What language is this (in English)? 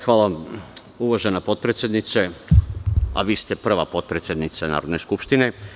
Serbian